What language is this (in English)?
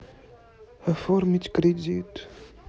Russian